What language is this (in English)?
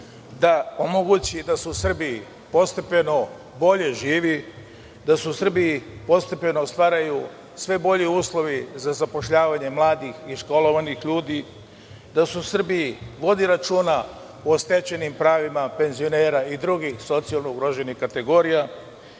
Serbian